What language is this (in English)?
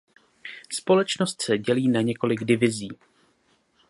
Czech